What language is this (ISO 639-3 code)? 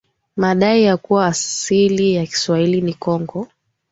swa